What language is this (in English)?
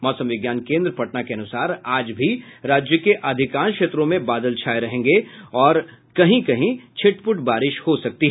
Hindi